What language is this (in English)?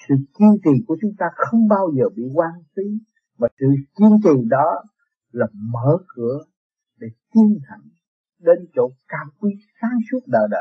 Vietnamese